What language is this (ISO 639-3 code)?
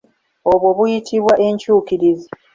lug